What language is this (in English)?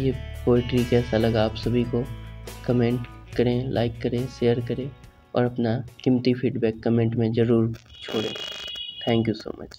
Hindi